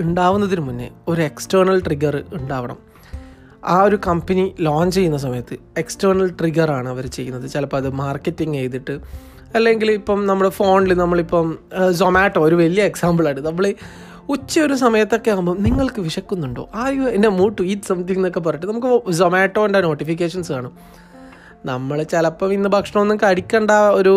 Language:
Malayalam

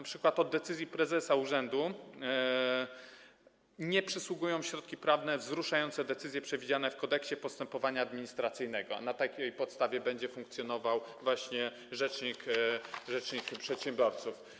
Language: Polish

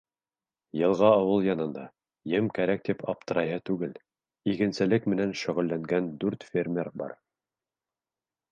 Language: Bashkir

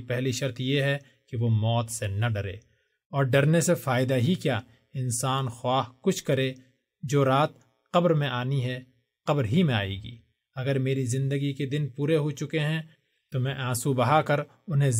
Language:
Urdu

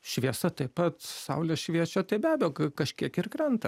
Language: Lithuanian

